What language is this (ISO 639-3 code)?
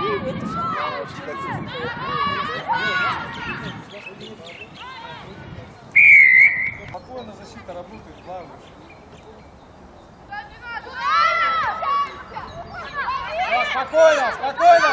rus